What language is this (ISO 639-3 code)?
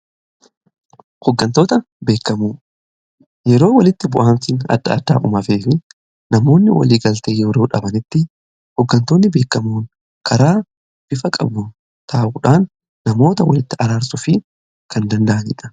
orm